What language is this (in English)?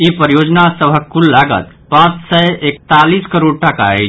Maithili